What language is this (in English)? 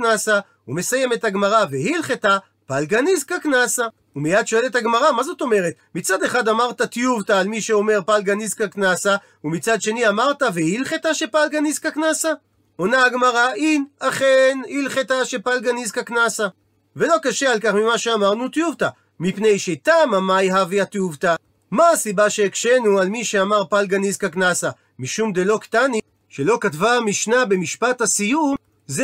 Hebrew